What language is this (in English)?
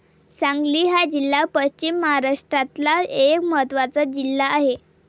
Marathi